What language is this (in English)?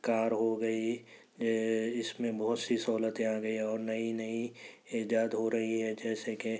Urdu